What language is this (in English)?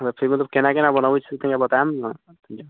Maithili